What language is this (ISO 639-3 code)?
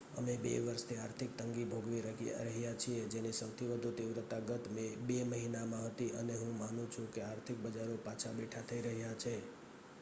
guj